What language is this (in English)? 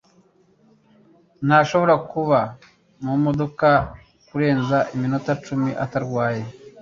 Kinyarwanda